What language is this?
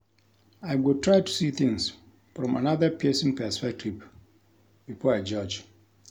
Nigerian Pidgin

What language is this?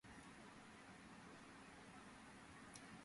Georgian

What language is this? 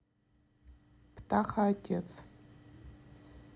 Russian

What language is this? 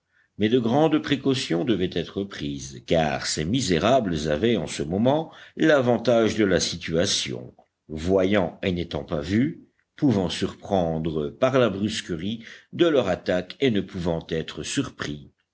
French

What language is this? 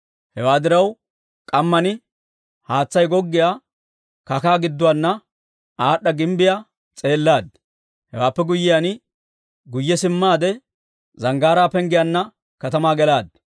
Dawro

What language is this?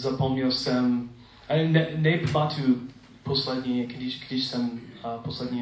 Czech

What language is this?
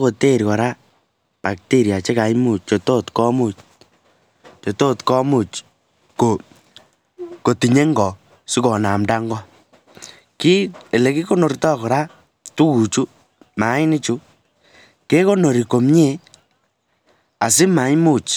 Kalenjin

